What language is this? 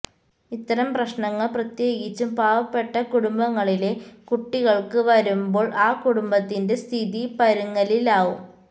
Malayalam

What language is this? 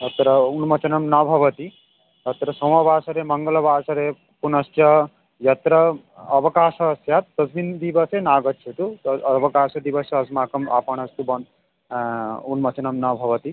Sanskrit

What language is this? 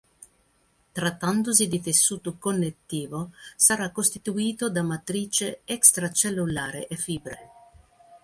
Italian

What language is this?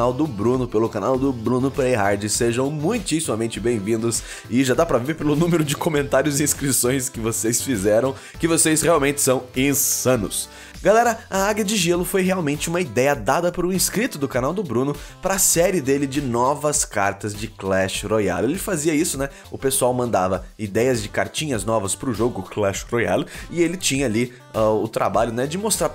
Portuguese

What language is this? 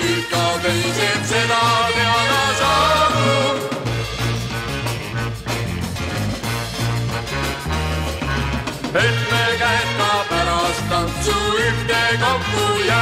Romanian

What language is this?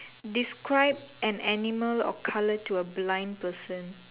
English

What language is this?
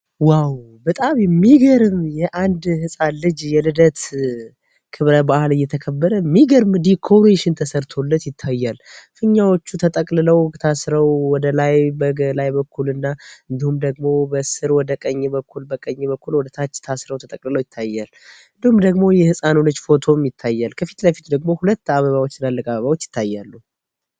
Amharic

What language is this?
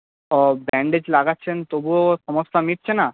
Bangla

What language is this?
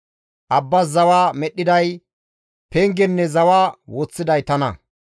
Gamo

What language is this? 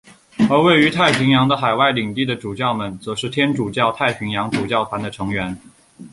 Chinese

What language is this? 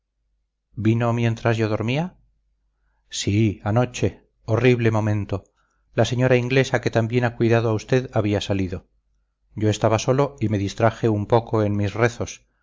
Spanish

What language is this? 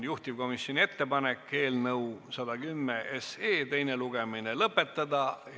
Estonian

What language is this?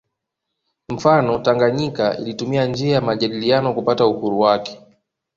Swahili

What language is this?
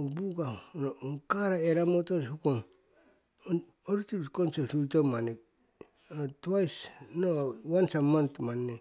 Siwai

